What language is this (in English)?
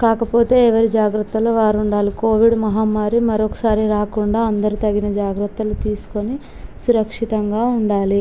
Telugu